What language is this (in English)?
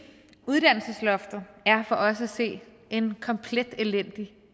Danish